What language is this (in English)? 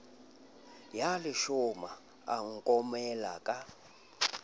Southern Sotho